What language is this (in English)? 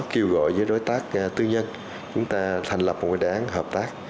Vietnamese